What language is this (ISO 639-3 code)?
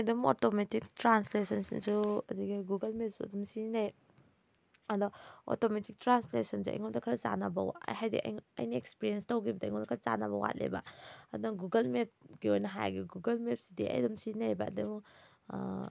mni